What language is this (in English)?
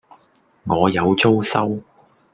Cantonese